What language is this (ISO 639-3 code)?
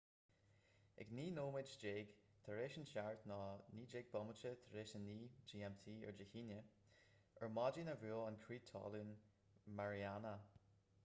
gle